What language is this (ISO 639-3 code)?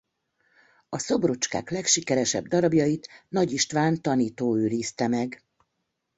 hun